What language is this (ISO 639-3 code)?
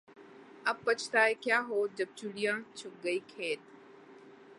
urd